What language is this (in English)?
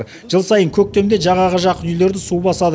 Kazakh